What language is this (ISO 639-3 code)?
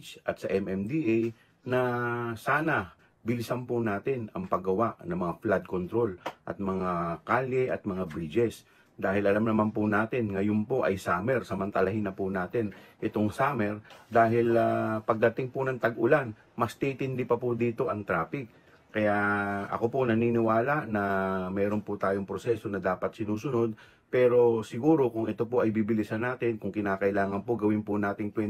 fil